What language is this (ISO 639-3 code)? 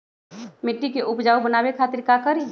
mag